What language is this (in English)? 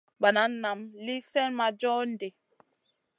Masana